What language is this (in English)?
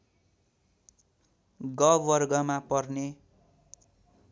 Nepali